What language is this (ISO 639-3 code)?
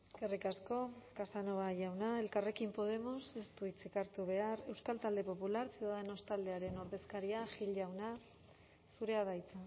eus